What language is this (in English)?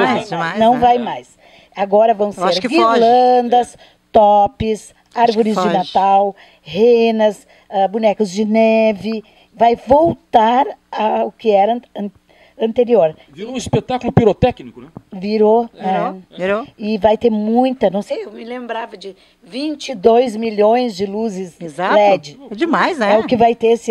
Portuguese